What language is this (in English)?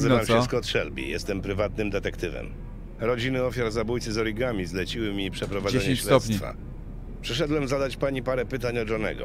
Polish